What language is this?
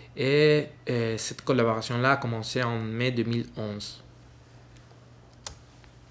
French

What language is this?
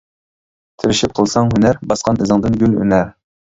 Uyghur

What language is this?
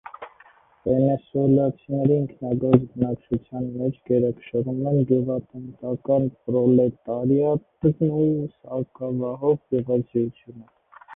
Armenian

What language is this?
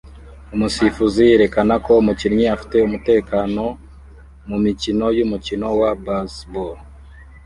Kinyarwanda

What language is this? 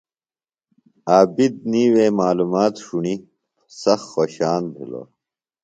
Phalura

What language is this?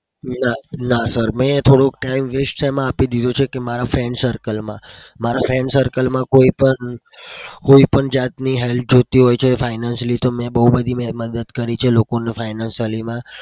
Gujarati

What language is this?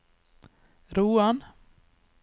Norwegian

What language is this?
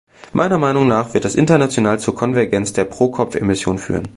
German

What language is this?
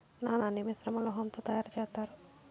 Telugu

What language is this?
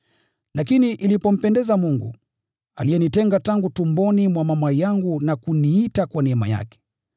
Swahili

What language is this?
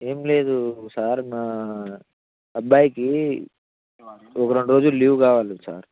Telugu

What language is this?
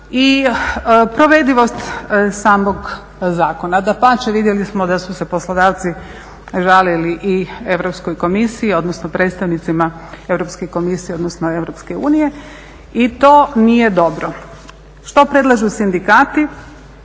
Croatian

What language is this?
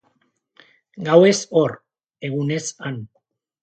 Basque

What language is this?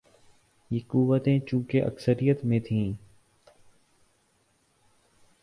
Urdu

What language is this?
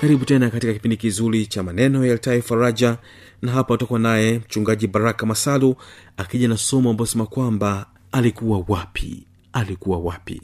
Swahili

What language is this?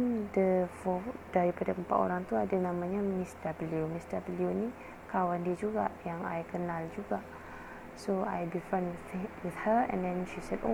Malay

